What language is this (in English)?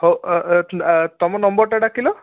Odia